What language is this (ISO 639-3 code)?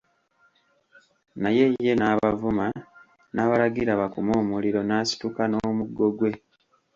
lug